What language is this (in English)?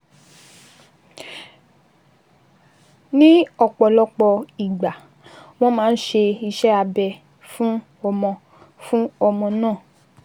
Yoruba